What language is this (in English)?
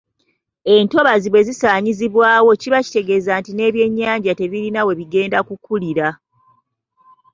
Ganda